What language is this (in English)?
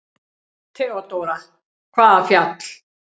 Icelandic